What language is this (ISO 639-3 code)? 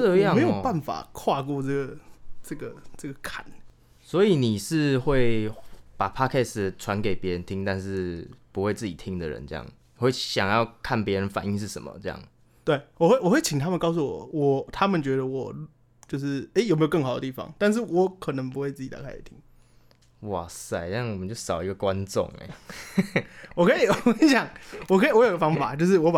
zho